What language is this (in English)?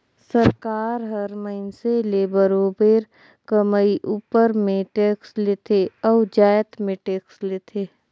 Chhattisgarhi